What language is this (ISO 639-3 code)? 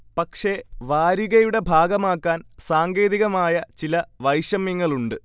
mal